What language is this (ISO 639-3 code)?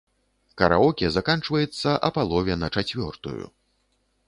bel